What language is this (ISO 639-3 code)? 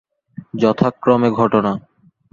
ben